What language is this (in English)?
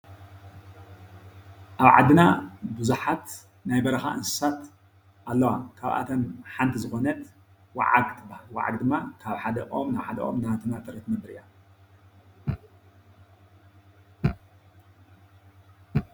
Tigrinya